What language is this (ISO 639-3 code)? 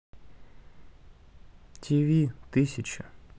rus